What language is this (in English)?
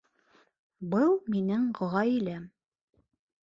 Bashkir